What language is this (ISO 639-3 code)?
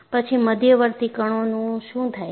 guj